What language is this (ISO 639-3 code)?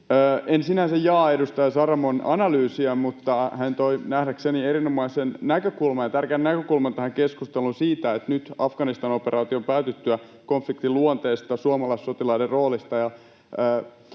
fin